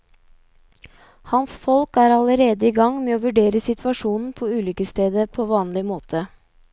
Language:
Norwegian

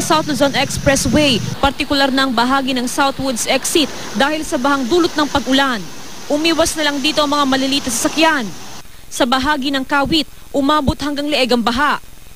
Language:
Filipino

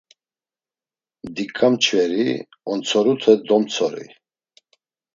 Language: Laz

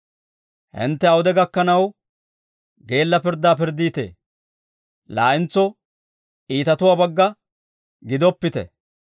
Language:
Dawro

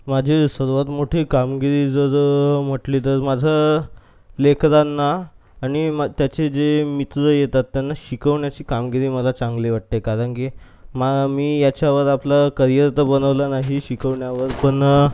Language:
Marathi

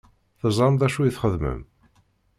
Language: Kabyle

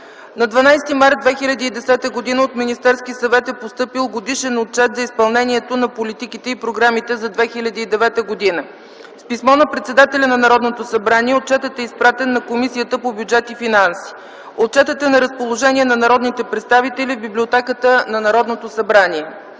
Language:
Bulgarian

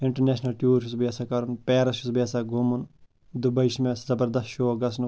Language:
Kashmiri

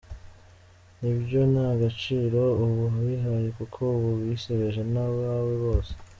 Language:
Kinyarwanda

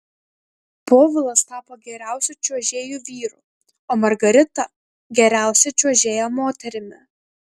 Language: Lithuanian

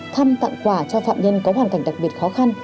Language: Vietnamese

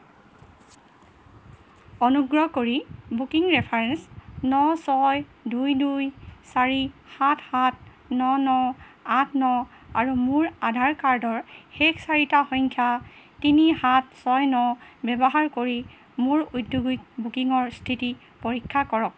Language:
Assamese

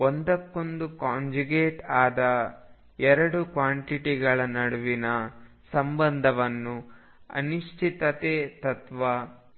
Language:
Kannada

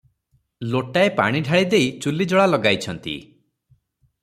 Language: Odia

